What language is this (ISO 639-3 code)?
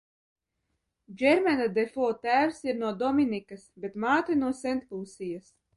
lav